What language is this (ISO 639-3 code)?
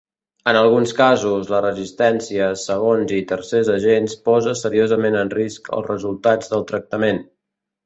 cat